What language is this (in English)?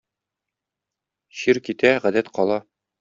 Tatar